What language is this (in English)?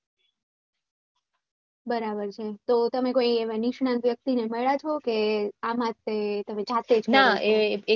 Gujarati